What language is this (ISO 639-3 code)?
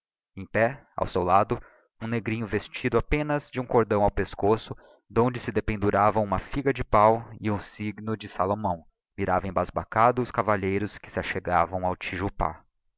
por